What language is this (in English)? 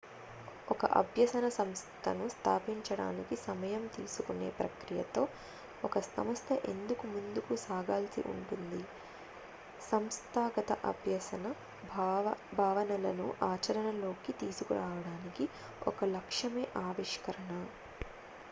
Telugu